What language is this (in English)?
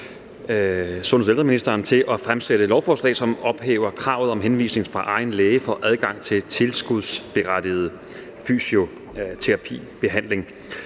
Danish